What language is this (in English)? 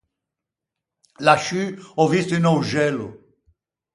Ligurian